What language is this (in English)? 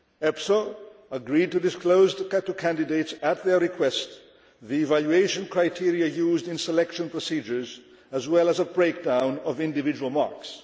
English